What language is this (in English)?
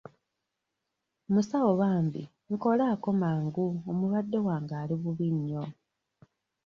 Ganda